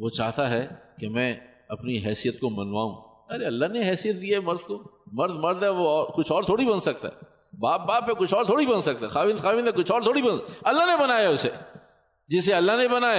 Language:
Urdu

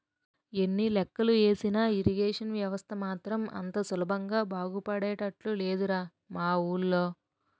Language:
Telugu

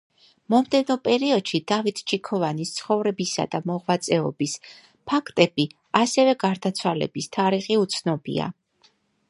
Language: Georgian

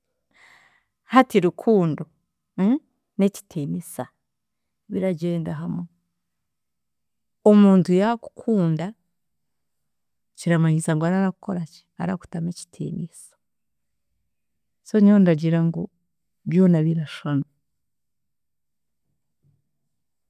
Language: Chiga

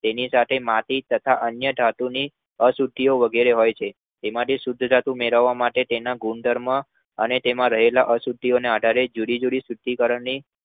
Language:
Gujarati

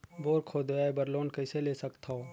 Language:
Chhattisgarhi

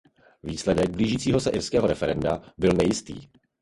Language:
Czech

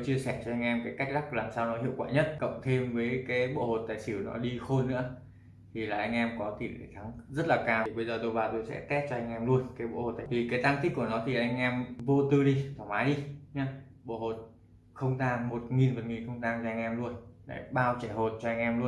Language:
Vietnamese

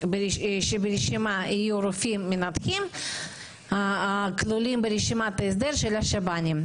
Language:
Hebrew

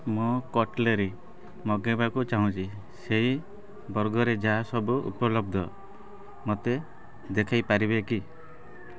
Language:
Odia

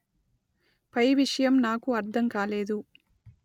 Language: Telugu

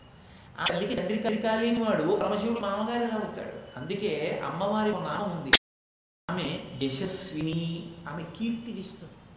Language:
Telugu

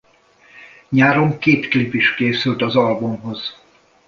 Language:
Hungarian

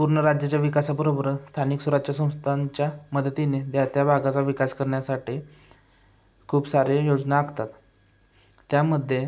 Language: Marathi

